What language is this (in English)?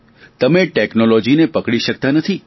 Gujarati